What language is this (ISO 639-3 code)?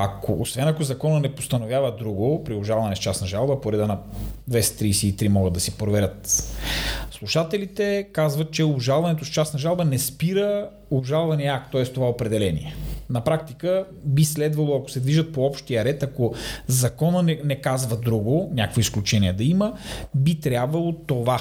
bul